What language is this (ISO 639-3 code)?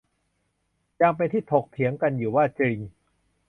tha